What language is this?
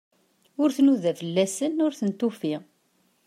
Kabyle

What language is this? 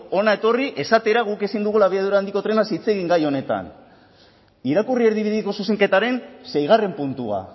Basque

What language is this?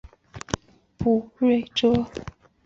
Chinese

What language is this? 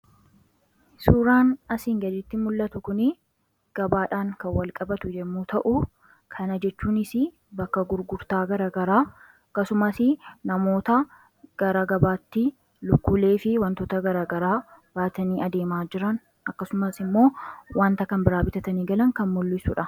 Oromo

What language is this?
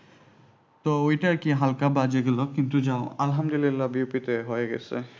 Bangla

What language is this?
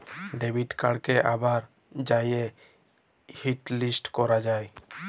Bangla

